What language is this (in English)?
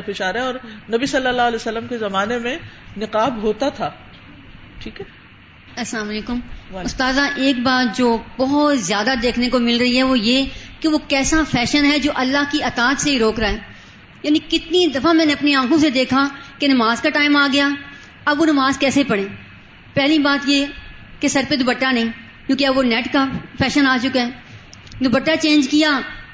Urdu